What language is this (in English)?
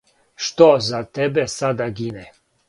Serbian